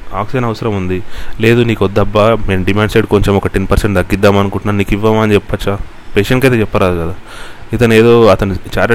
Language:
Telugu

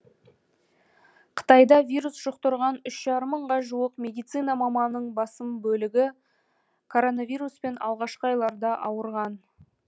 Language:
Kazakh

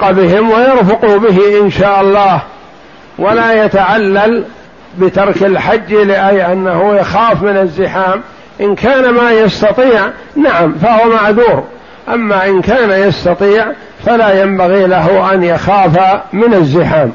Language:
Arabic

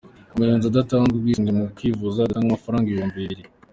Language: Kinyarwanda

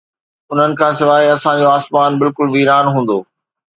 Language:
Sindhi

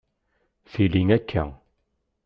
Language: Kabyle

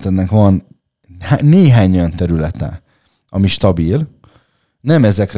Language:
Hungarian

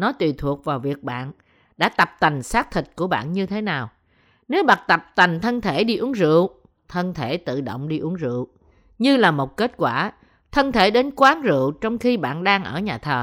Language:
Vietnamese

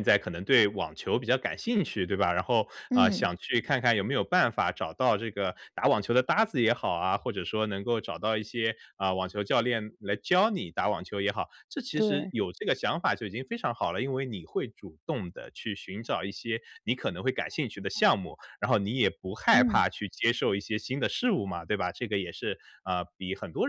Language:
Chinese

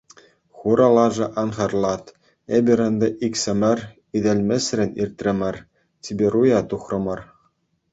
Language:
Chuvash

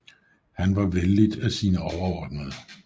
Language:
Danish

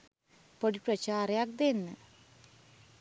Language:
Sinhala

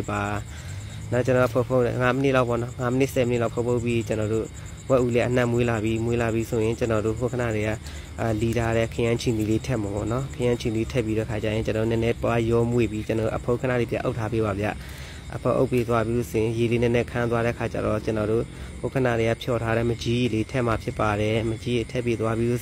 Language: Thai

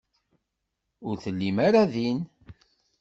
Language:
Kabyle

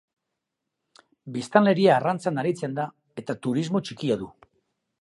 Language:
Basque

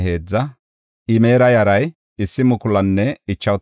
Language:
Gofa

